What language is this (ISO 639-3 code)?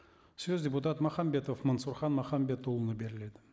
kaz